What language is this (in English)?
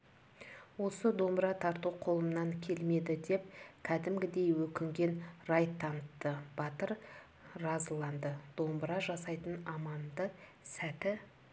Kazakh